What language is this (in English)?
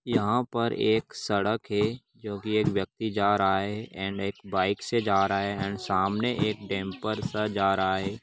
Magahi